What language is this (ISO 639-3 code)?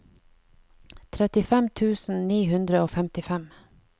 nor